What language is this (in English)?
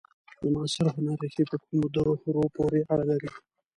Pashto